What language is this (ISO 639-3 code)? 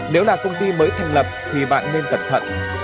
vie